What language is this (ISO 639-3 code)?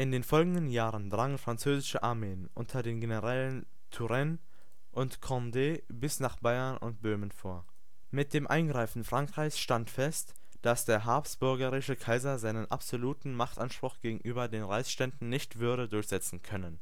deu